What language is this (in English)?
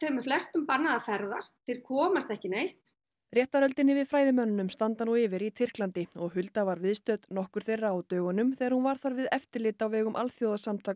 Icelandic